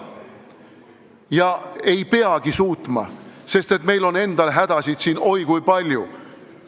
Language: Estonian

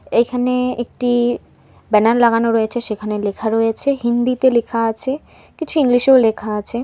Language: Bangla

